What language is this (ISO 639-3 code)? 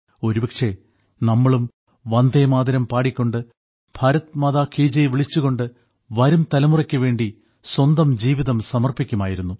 mal